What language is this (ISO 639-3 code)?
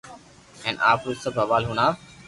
lrk